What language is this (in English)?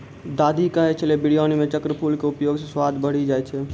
Maithili